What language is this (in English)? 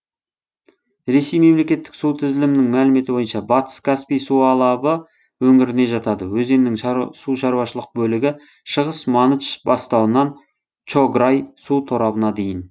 Kazakh